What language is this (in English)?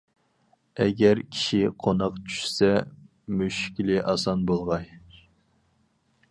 Uyghur